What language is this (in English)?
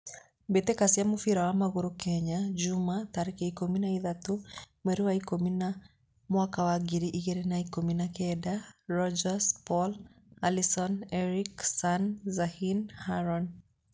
Kikuyu